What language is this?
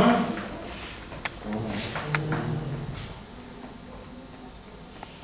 Turkish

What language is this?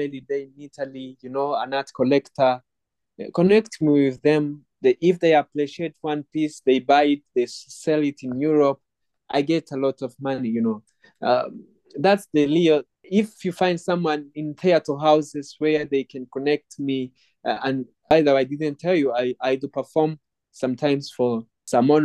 English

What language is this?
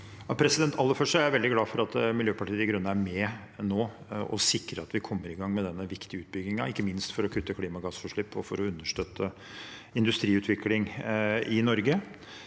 Norwegian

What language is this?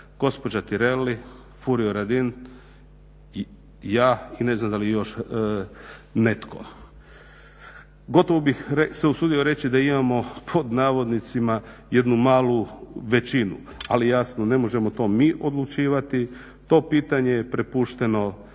Croatian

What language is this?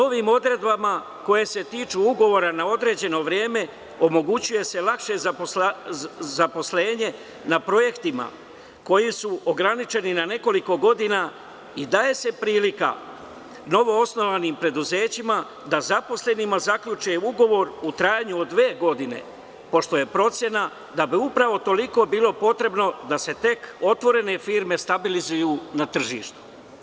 Serbian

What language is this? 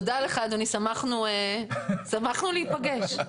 Hebrew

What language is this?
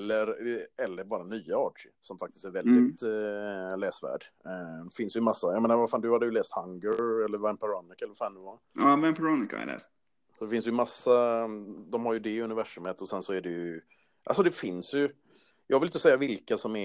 Swedish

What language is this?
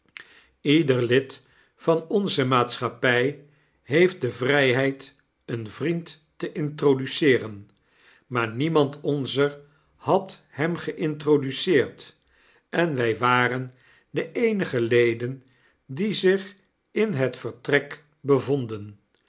Dutch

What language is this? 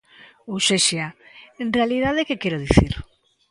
Galician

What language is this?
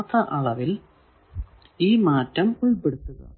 Malayalam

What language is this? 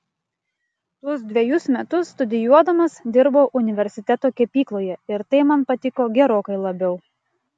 Lithuanian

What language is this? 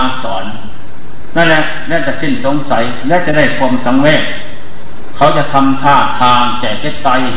Thai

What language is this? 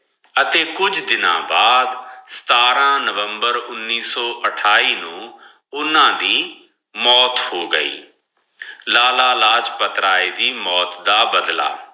Punjabi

